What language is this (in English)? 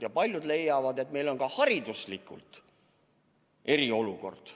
Estonian